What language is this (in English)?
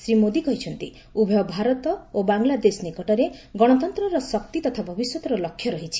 Odia